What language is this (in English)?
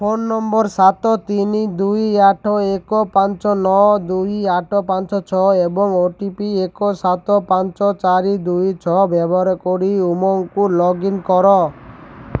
Odia